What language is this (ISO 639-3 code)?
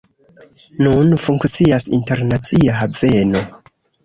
epo